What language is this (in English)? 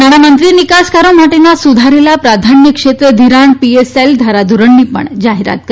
Gujarati